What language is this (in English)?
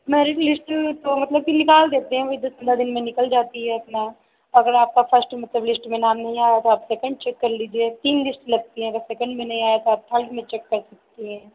Hindi